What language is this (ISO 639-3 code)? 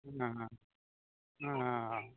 sat